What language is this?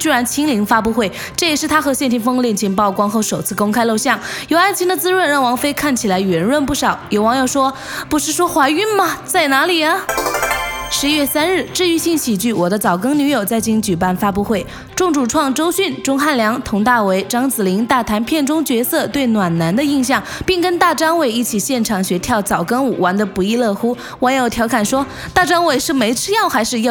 Chinese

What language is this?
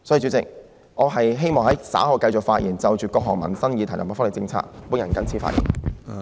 Cantonese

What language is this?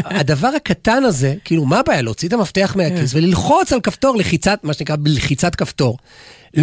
Hebrew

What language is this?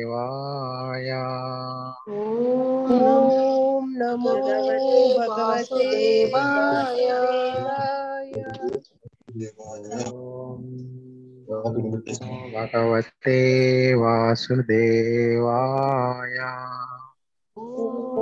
Hindi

